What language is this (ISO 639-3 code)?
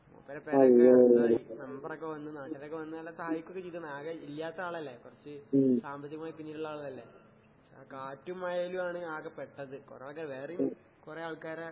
mal